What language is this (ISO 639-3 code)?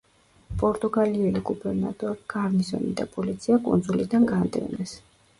kat